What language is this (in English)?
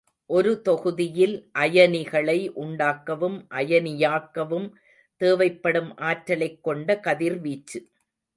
Tamil